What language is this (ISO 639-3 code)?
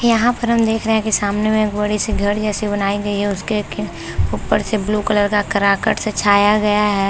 hin